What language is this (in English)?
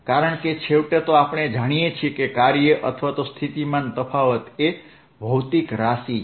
Gujarati